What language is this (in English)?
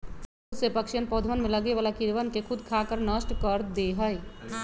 Magahi